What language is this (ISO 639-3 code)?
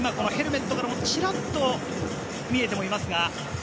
jpn